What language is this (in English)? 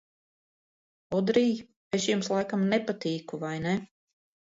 Latvian